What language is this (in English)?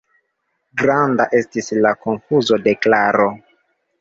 Esperanto